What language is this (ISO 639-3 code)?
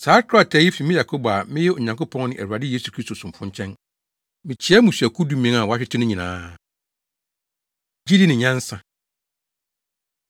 aka